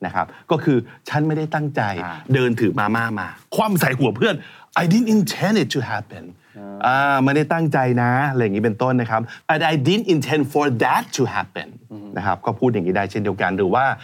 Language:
Thai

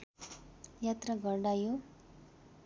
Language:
Nepali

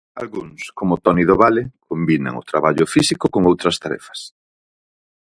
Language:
Galician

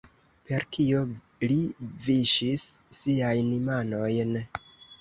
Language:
Esperanto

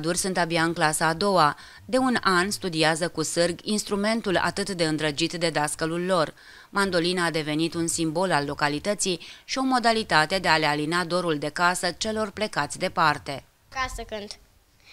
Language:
Romanian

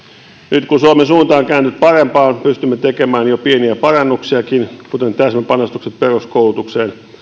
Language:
Finnish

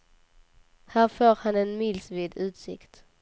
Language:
Swedish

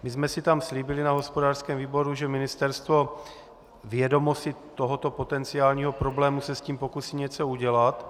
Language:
Czech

